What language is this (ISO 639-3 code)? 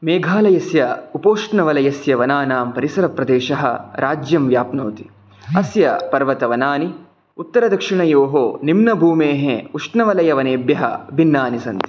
san